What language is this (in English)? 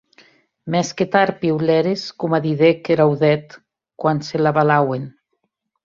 Occitan